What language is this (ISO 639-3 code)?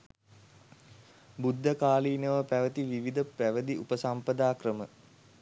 sin